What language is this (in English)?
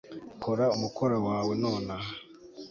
Kinyarwanda